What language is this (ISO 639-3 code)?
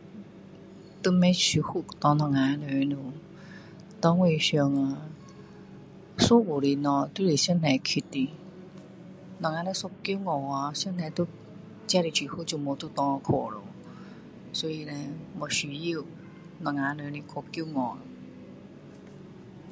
cdo